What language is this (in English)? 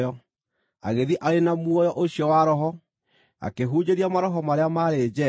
Kikuyu